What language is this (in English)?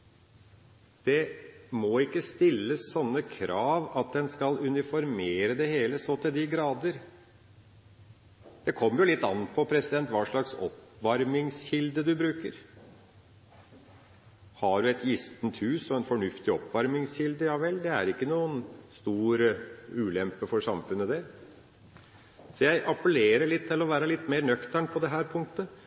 Norwegian Bokmål